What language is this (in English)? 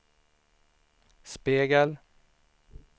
Swedish